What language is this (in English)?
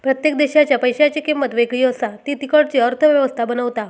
Marathi